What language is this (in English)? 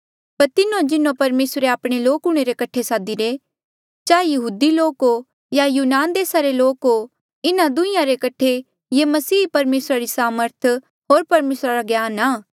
Mandeali